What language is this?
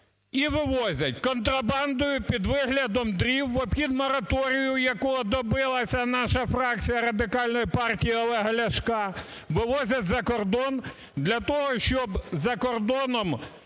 Ukrainian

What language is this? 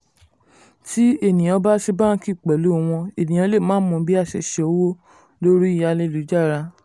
Yoruba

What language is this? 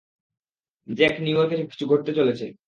Bangla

